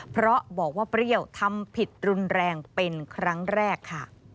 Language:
Thai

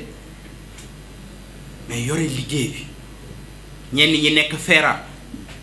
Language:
French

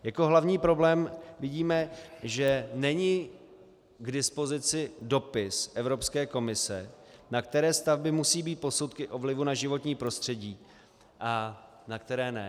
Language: Czech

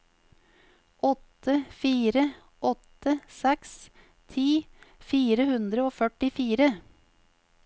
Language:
Norwegian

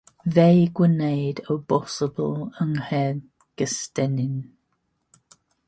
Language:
Welsh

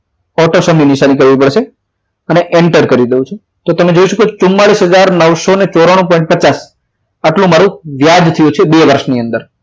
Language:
Gujarati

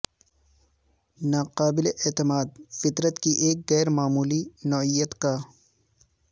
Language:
Urdu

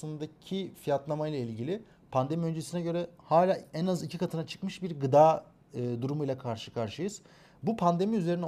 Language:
Turkish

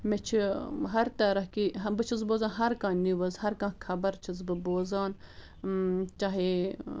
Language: Kashmiri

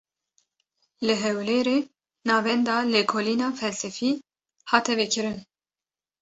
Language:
Kurdish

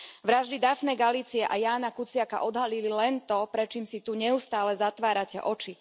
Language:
Slovak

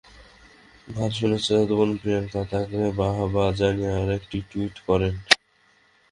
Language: Bangla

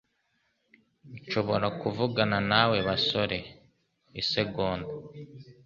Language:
Kinyarwanda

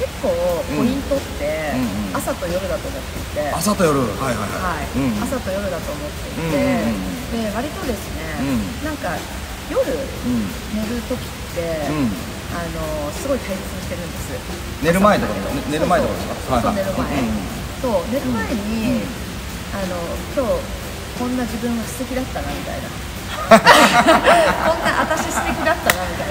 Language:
Japanese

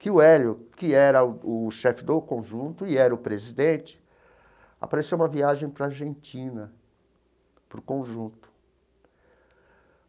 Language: Portuguese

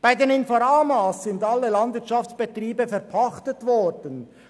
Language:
Swiss German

